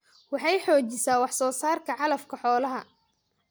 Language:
Somali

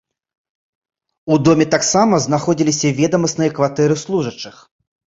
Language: Belarusian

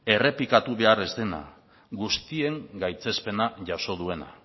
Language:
Basque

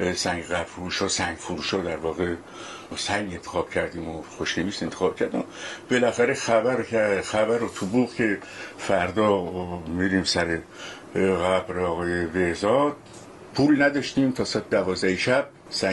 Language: Persian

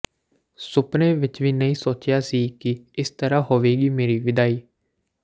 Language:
Punjabi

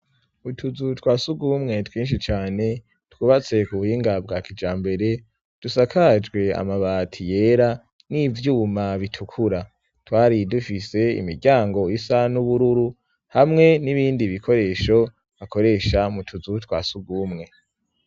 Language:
Rundi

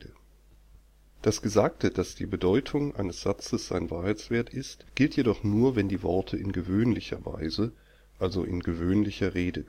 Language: German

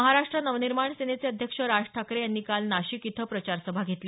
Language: Marathi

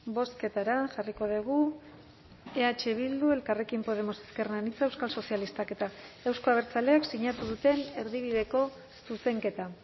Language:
Basque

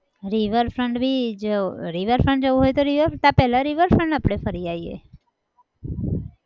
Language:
Gujarati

